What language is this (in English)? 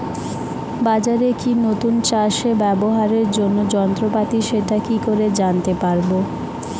Bangla